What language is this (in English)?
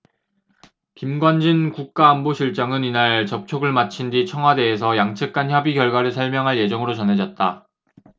Korean